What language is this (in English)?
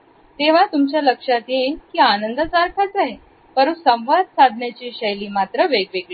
Marathi